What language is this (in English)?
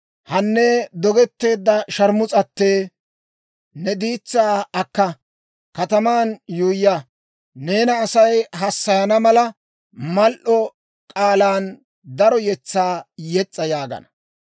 Dawro